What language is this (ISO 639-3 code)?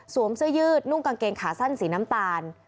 tha